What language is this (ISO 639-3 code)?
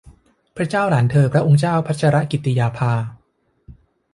tha